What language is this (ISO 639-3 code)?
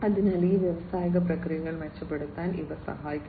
mal